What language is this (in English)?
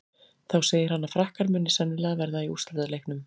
Icelandic